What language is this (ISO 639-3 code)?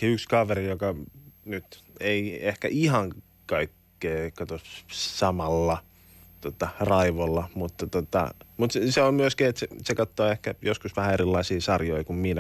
fin